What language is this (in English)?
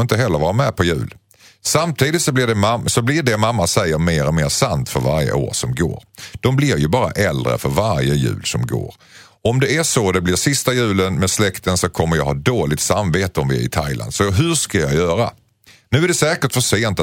Swedish